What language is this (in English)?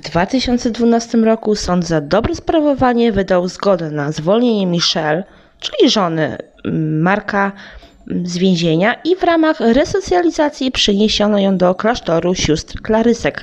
Polish